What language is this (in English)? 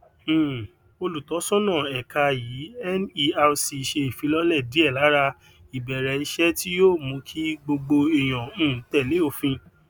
Yoruba